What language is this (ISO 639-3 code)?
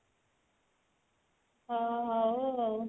ori